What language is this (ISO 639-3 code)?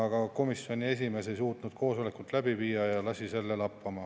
est